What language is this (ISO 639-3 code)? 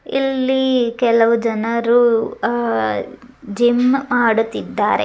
kan